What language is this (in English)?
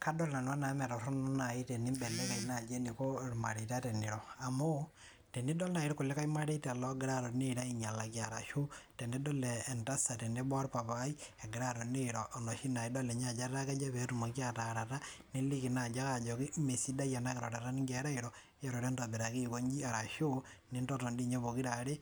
Masai